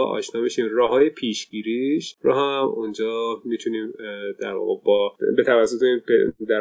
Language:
Persian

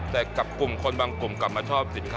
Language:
Thai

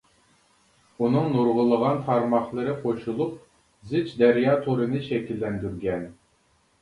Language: Uyghur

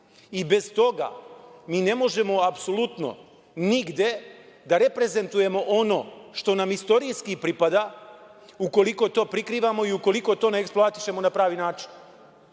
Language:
Serbian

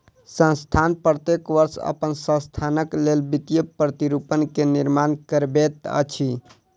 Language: Maithili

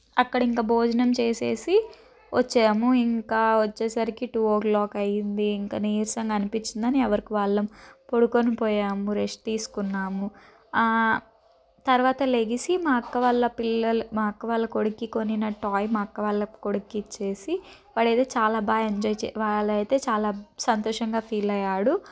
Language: Telugu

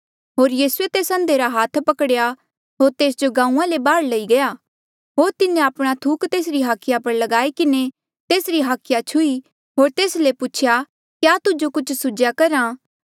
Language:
Mandeali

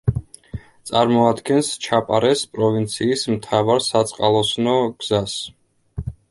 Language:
Georgian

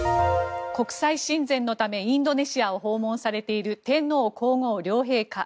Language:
Japanese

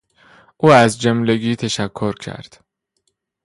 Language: Persian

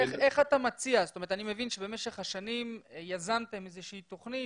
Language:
Hebrew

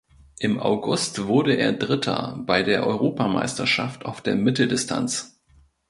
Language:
German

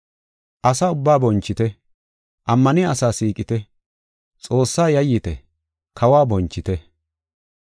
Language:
Gofa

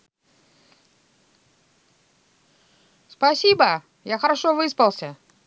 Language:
Russian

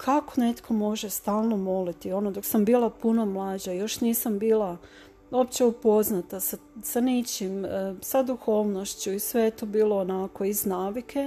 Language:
Croatian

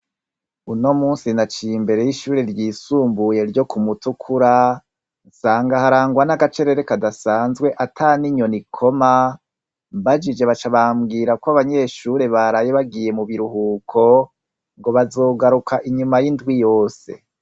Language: Rundi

